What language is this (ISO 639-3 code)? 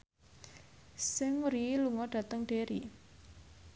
jav